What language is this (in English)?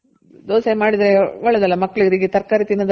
Kannada